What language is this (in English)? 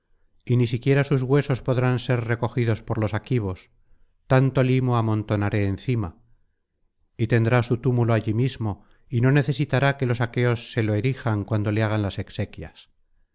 Spanish